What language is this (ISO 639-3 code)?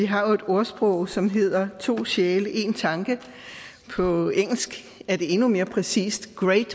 dan